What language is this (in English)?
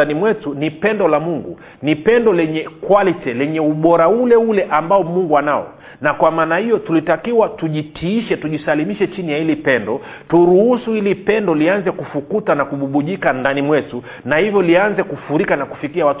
Swahili